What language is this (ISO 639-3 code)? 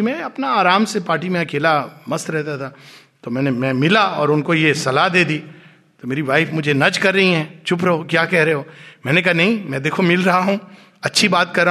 hin